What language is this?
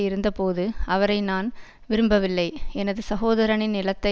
Tamil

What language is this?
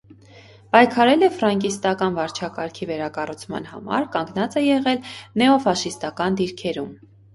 Armenian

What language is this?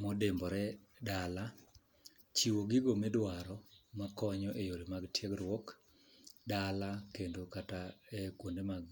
Luo (Kenya and Tanzania)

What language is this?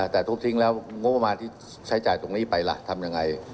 Thai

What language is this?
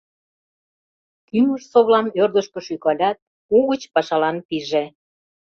Mari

